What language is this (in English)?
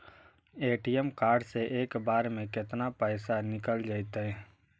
Magahi